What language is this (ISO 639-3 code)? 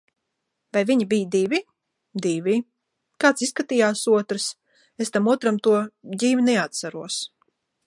lav